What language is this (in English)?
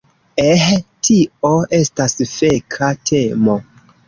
Esperanto